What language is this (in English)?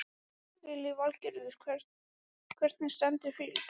Icelandic